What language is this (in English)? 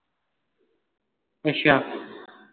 Punjabi